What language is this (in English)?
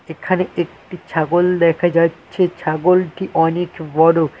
Bangla